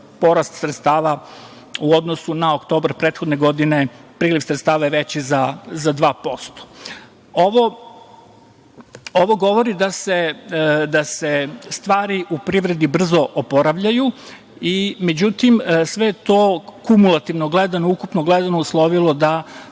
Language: Serbian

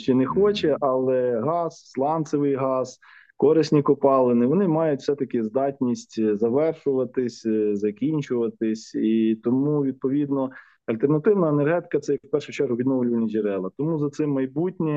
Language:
Ukrainian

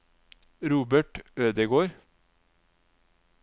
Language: Norwegian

